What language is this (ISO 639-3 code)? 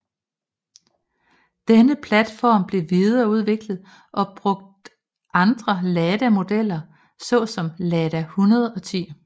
dan